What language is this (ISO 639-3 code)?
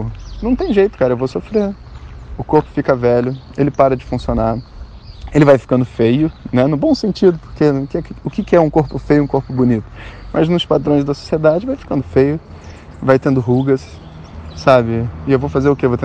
por